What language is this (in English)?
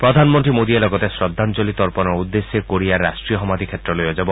Assamese